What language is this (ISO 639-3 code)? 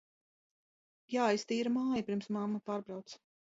lav